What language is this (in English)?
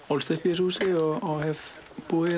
Icelandic